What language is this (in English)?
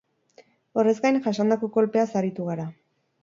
Basque